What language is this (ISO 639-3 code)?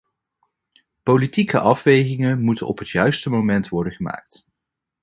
nld